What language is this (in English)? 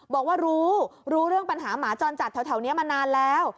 Thai